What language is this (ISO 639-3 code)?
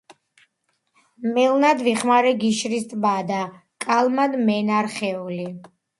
kat